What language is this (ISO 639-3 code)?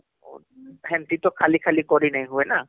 ori